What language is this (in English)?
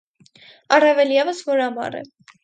Armenian